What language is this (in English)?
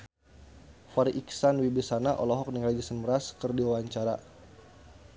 Sundanese